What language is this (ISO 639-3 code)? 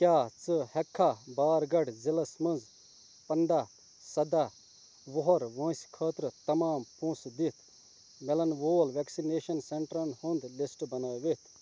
kas